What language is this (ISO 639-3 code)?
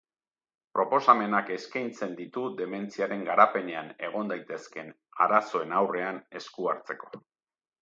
eus